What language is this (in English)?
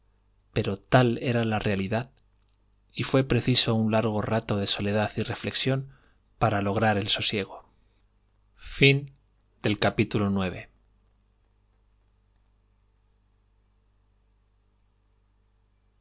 Spanish